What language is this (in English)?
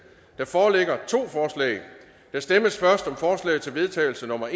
Danish